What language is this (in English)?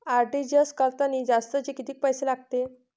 Marathi